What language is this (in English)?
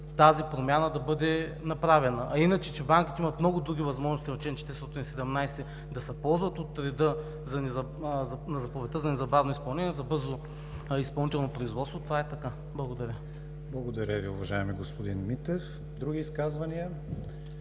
Bulgarian